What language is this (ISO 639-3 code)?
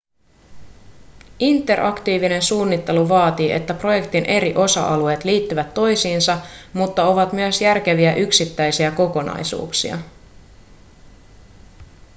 fin